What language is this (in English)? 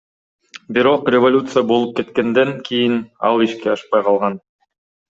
Kyrgyz